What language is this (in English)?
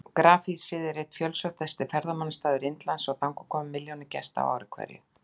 Icelandic